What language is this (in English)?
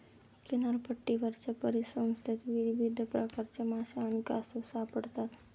Marathi